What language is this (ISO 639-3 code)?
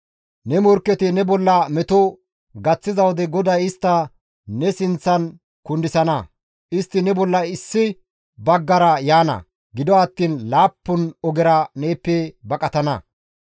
gmv